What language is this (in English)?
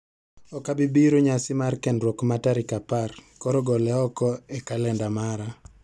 Luo (Kenya and Tanzania)